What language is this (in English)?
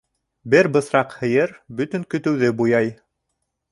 Bashkir